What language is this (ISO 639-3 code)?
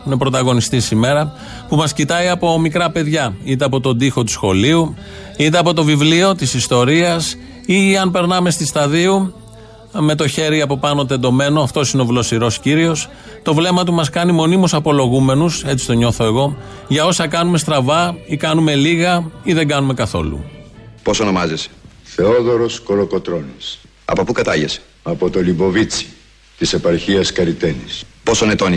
ell